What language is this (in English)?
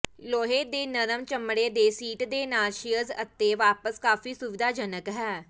Punjabi